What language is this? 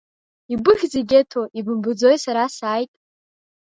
Abkhazian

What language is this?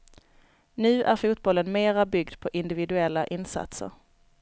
Swedish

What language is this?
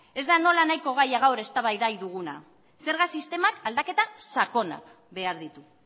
Basque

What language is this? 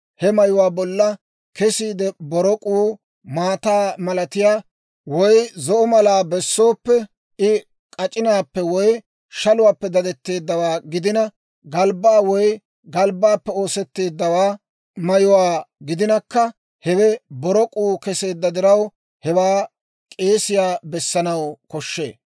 Dawro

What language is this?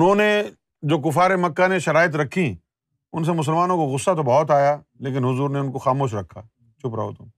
Urdu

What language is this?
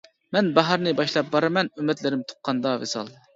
Uyghur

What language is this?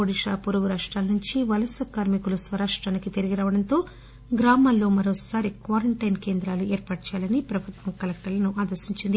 Telugu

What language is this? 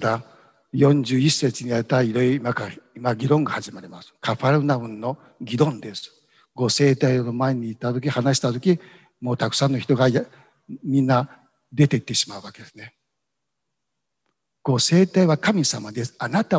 Japanese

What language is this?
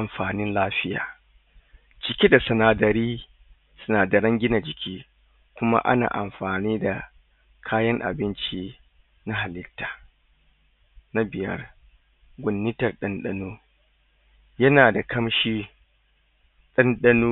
Hausa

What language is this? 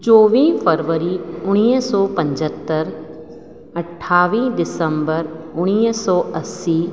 Sindhi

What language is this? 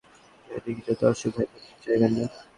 Bangla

